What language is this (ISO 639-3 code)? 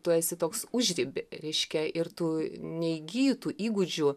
lit